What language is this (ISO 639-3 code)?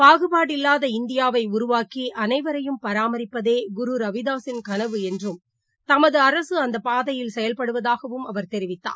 tam